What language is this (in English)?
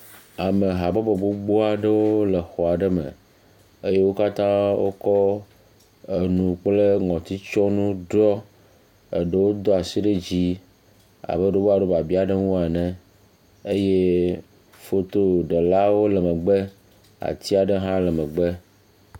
Ewe